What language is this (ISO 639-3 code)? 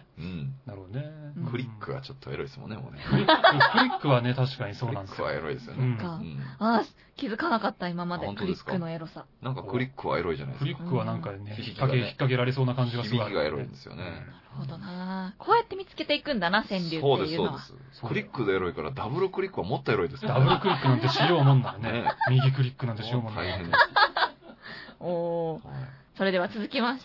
jpn